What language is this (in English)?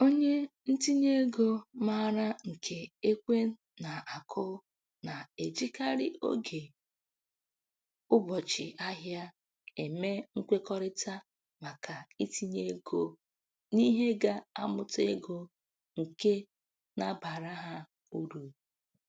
Igbo